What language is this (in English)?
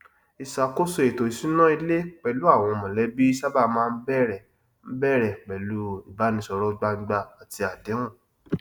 Yoruba